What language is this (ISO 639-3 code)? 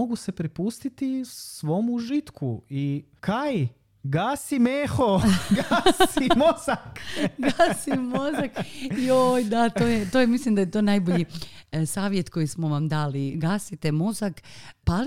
hrv